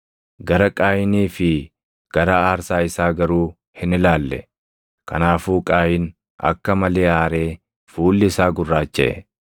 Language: Oromo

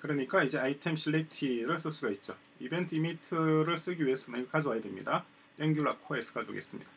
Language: Korean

